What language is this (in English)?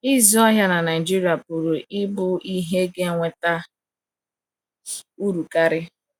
Igbo